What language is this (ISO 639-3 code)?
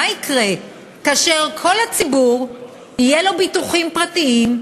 heb